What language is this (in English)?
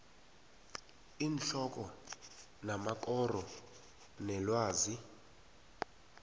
South Ndebele